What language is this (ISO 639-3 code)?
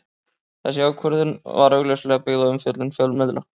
isl